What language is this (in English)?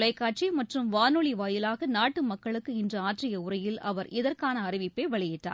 Tamil